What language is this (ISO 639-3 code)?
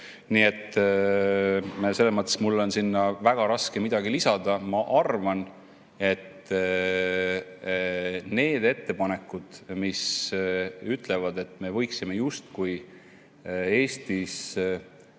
est